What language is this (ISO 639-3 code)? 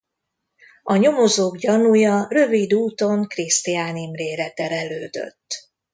hun